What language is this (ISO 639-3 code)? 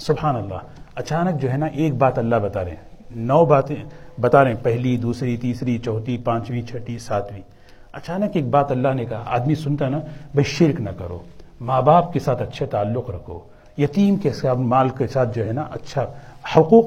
urd